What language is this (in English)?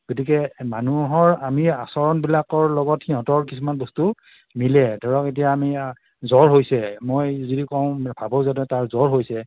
Assamese